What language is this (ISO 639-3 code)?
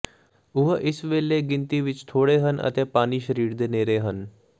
pan